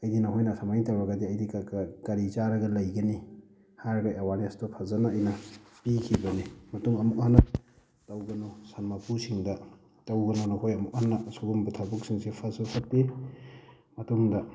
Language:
Manipuri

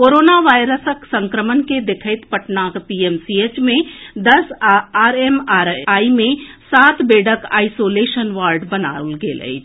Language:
Maithili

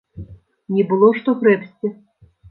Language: Belarusian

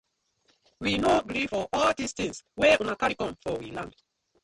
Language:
Nigerian Pidgin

